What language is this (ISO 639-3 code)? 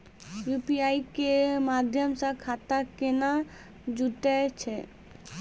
mai